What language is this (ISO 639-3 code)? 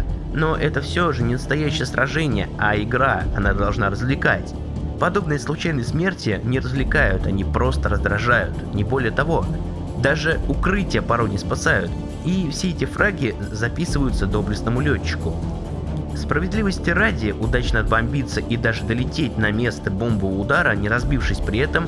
rus